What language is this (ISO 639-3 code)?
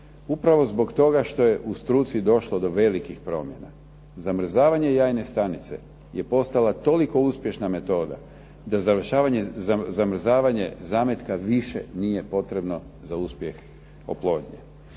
hrv